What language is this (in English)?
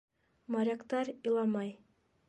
Bashkir